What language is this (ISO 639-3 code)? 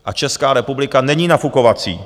ces